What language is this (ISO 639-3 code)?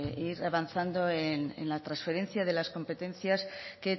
spa